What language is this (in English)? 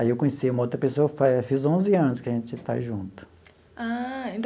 Portuguese